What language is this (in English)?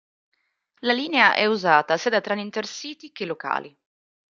Italian